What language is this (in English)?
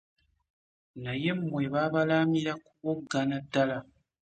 Ganda